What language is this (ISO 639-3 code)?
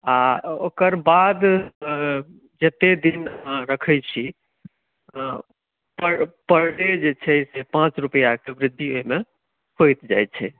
mai